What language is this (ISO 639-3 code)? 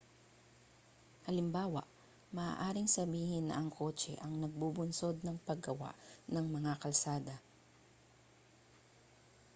fil